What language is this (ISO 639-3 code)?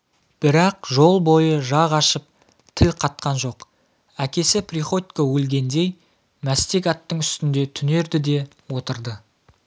kaz